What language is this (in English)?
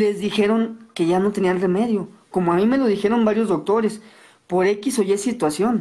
Spanish